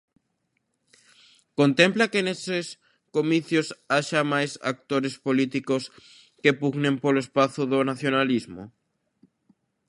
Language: Galician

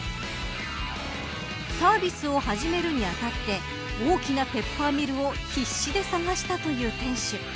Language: Japanese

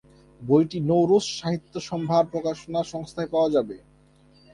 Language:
Bangla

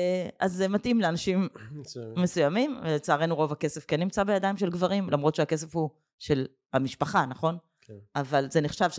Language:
Hebrew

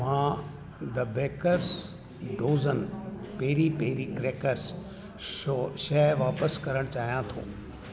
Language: Sindhi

